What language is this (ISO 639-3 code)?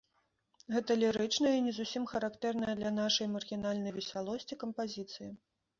bel